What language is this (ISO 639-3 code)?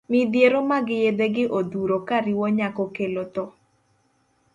luo